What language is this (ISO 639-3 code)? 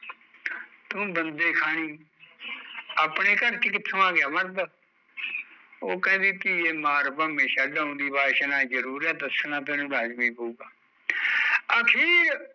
pan